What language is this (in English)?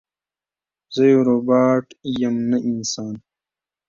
Pashto